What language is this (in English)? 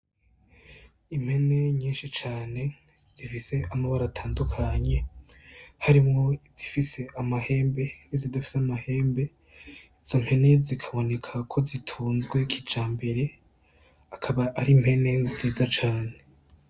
Rundi